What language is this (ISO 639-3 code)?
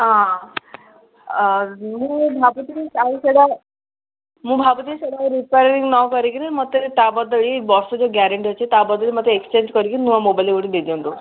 ori